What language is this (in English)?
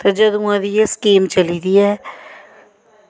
Dogri